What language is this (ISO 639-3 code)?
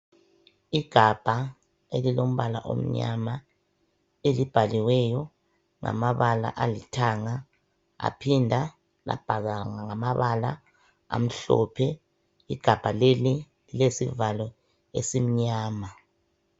nde